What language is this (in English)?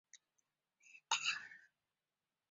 Chinese